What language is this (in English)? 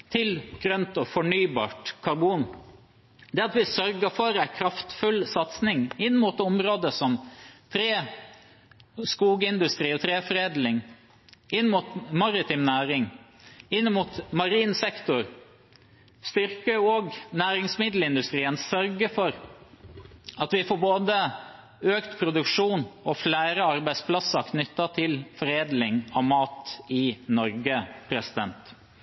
Norwegian Bokmål